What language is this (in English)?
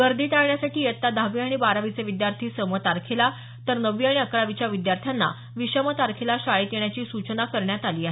Marathi